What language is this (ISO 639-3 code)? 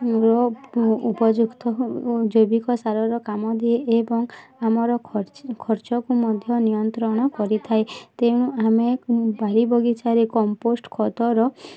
ori